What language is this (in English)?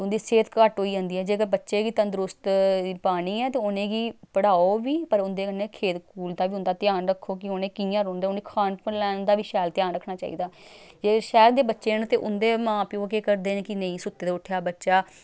Dogri